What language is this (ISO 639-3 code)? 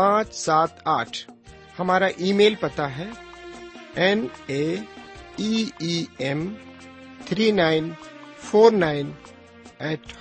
urd